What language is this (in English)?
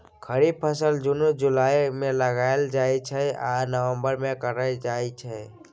Maithili